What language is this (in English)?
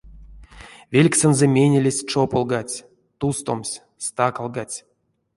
Erzya